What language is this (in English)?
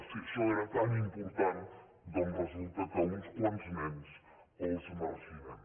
Catalan